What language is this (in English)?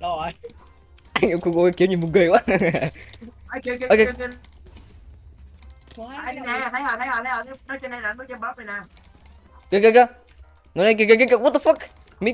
Vietnamese